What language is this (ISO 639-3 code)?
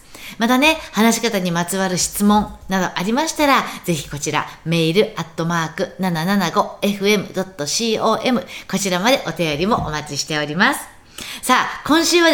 jpn